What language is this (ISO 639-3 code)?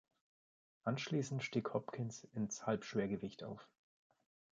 deu